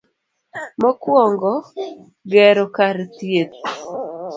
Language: Luo (Kenya and Tanzania)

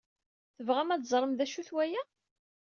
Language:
Kabyle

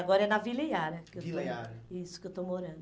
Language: Portuguese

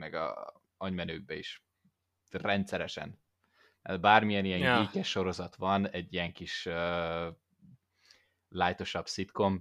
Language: Hungarian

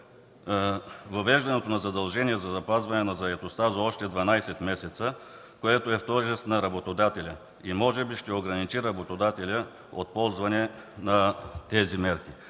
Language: Bulgarian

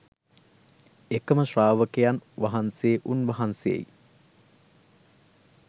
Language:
Sinhala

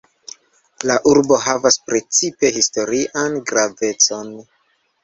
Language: Esperanto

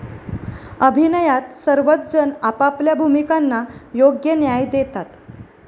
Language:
Marathi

